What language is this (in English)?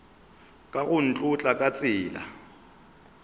Northern Sotho